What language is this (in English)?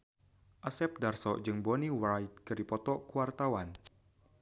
Sundanese